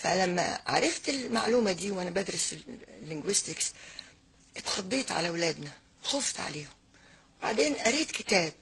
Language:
Arabic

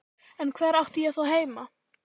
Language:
Icelandic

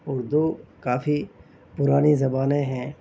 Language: Urdu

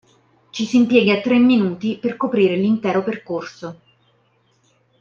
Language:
Italian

